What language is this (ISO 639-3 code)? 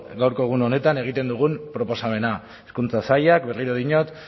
eus